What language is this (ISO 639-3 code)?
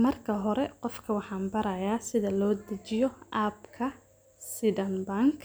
som